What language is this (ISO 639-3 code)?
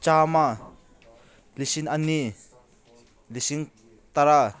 mni